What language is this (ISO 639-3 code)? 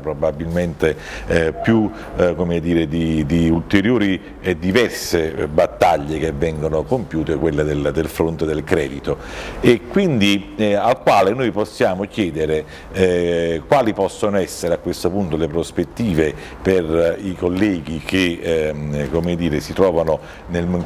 ita